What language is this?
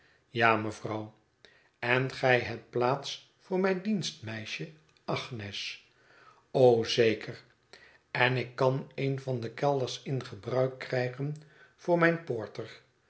Dutch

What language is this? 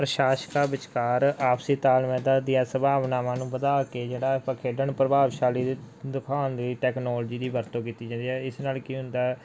Punjabi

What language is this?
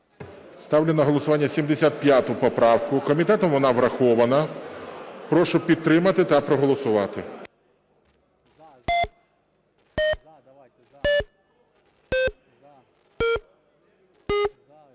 Ukrainian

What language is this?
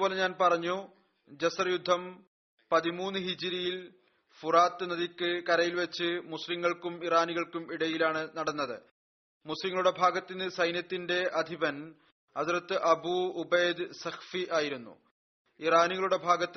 Malayalam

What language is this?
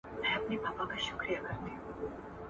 Pashto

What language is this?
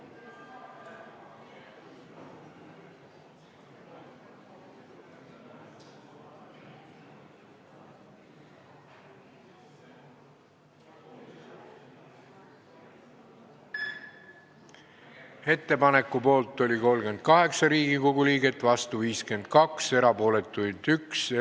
Estonian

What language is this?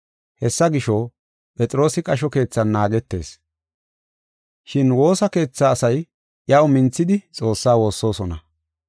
Gofa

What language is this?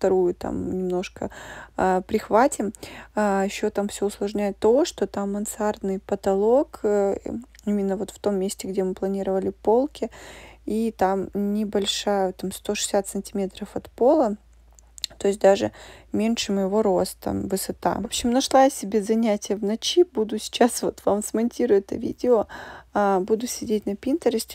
Russian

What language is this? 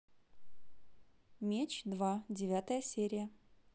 Russian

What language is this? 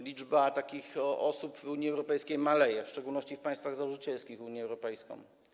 Polish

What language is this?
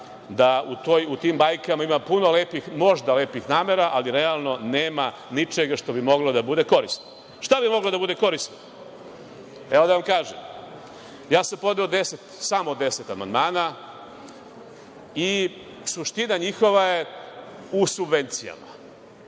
Serbian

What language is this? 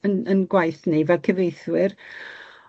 Welsh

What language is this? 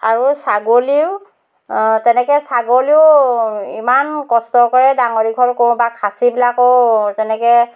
Assamese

